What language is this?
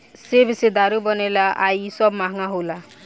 Bhojpuri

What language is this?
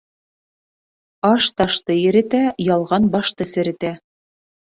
Bashkir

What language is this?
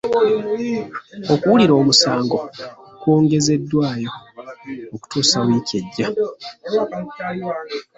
Ganda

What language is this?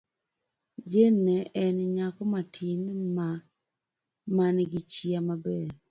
Luo (Kenya and Tanzania)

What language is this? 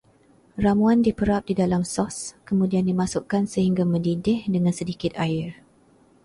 Malay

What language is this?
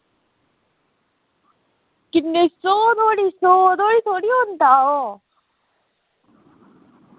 Dogri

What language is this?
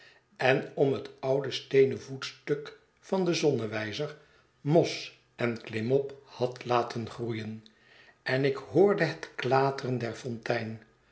Dutch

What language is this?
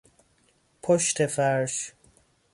Persian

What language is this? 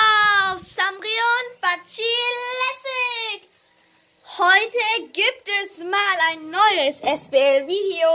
German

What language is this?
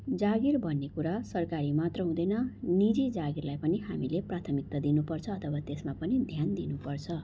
Nepali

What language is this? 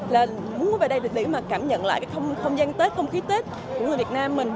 Vietnamese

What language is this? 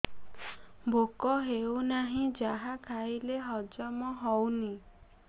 Odia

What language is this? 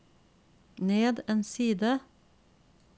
Norwegian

